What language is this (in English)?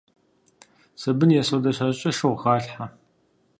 Kabardian